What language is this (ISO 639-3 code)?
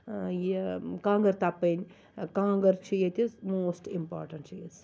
kas